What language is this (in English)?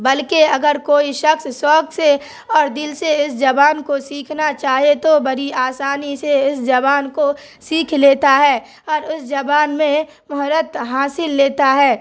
Urdu